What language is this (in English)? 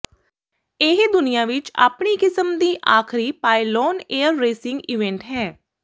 Punjabi